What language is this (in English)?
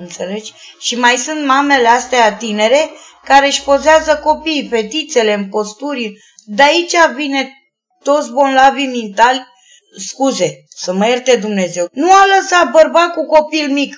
Romanian